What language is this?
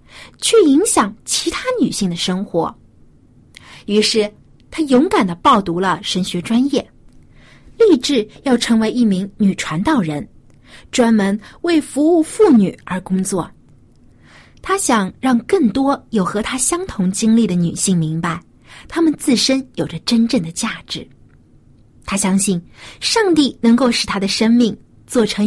Chinese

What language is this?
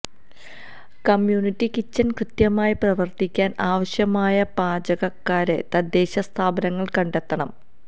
Malayalam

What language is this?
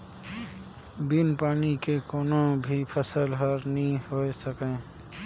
Chhattisgarhi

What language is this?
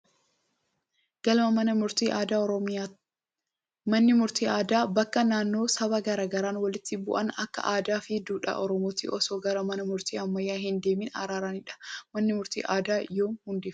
Oromo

